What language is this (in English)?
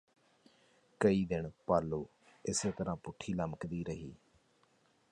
Punjabi